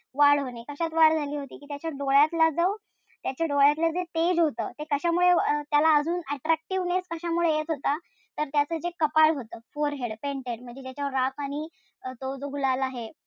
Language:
Marathi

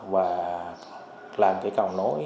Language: Vietnamese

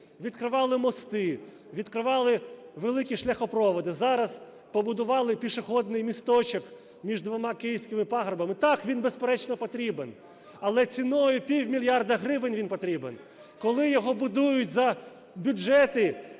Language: Ukrainian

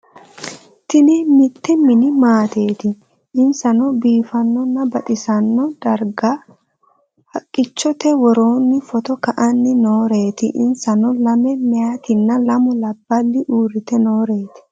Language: Sidamo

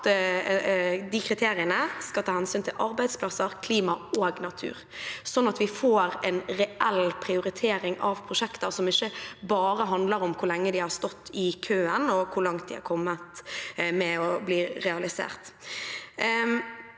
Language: Norwegian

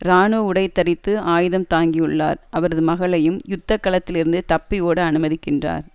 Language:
Tamil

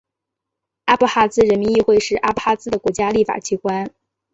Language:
Chinese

